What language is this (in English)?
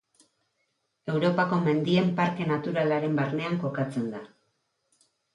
Basque